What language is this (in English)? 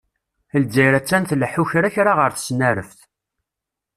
Kabyle